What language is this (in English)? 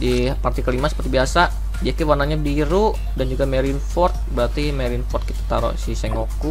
Indonesian